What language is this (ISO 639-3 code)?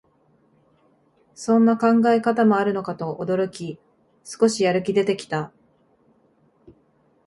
jpn